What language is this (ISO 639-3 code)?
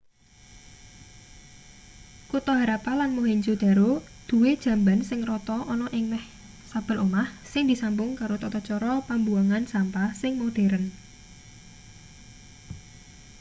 jav